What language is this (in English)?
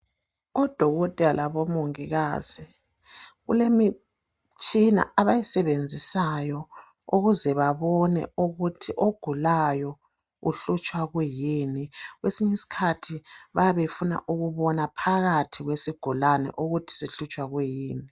North Ndebele